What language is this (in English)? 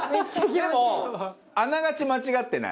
Japanese